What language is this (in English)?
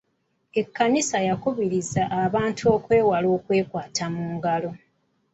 Ganda